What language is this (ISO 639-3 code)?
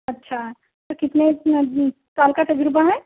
urd